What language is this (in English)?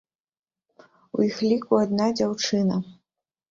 Belarusian